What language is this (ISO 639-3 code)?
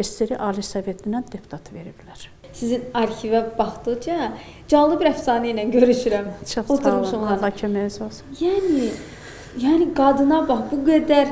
tur